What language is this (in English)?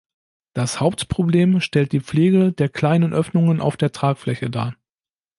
German